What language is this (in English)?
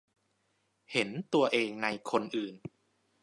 Thai